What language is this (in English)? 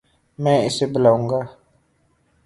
Urdu